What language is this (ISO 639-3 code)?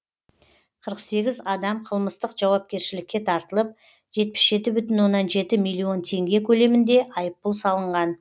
kaz